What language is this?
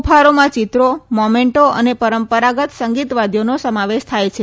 Gujarati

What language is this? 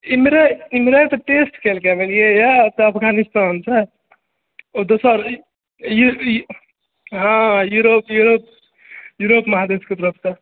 Maithili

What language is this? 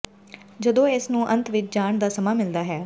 Punjabi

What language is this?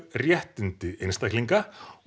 Icelandic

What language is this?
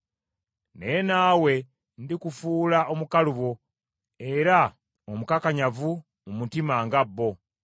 Ganda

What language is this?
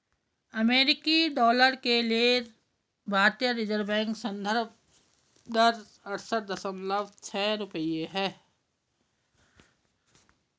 Hindi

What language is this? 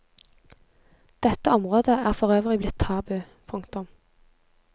Norwegian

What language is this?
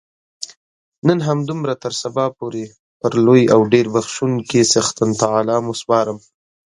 Pashto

